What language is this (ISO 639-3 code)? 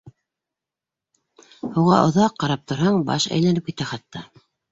bak